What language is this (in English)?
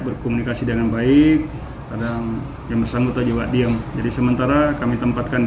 Indonesian